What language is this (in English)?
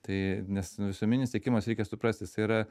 Lithuanian